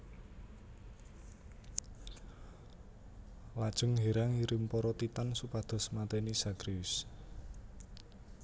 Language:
Javanese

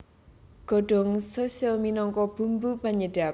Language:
Javanese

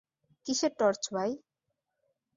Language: Bangla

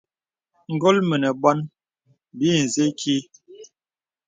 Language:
Bebele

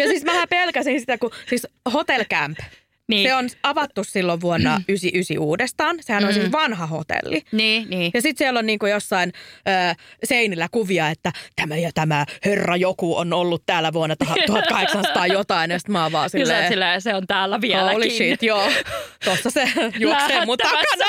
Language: Finnish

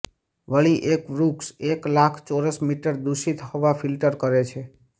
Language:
Gujarati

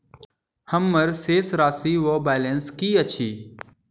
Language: Maithili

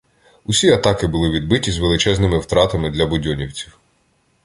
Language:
Ukrainian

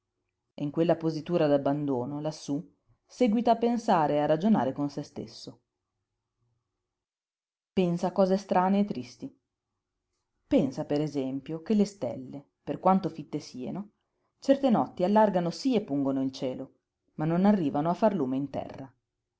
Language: Italian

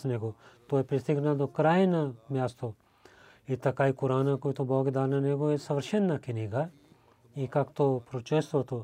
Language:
Bulgarian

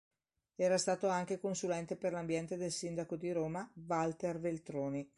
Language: Italian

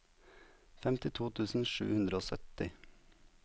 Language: Norwegian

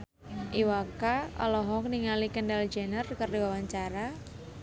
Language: Sundanese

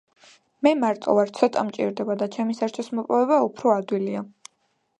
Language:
Georgian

